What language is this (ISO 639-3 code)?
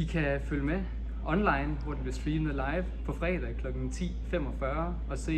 dan